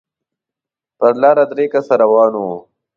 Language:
Pashto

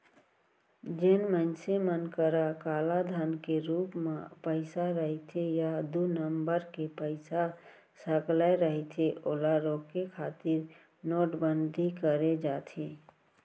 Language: Chhattisgarhi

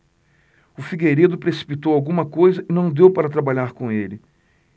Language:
Portuguese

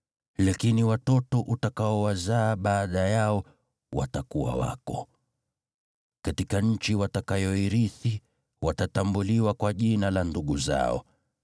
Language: Swahili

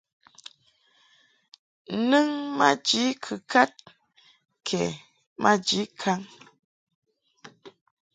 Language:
Mungaka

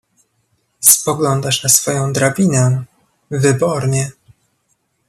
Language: Polish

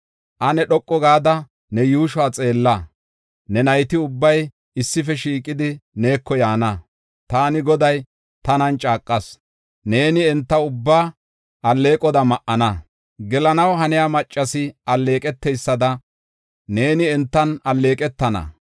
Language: Gofa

